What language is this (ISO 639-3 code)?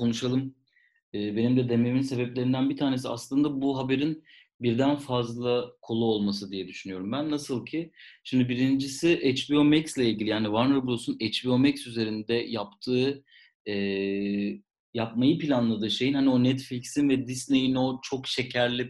tur